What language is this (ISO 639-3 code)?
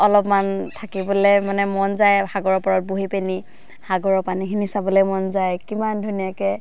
asm